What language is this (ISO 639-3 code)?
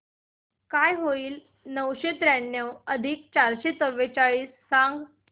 mar